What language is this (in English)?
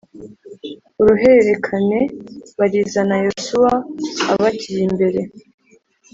Kinyarwanda